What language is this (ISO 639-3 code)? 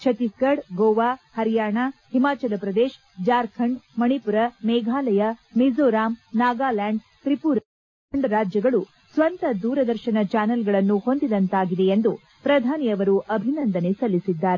kan